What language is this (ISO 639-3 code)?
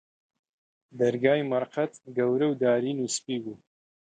ckb